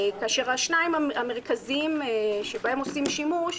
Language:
Hebrew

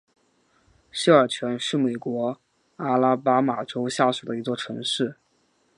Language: Chinese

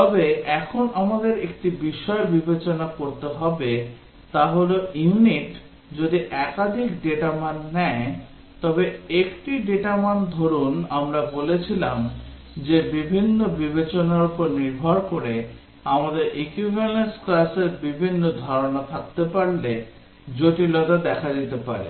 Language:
Bangla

